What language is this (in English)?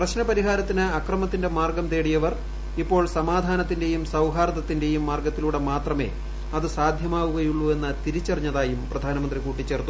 Malayalam